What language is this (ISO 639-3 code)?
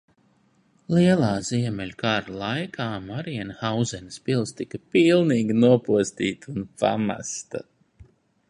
lav